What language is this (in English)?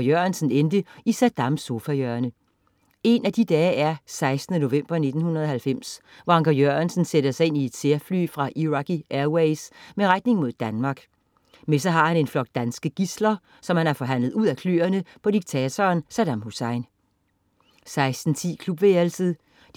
Danish